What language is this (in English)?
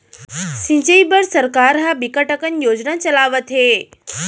Chhattisgarhi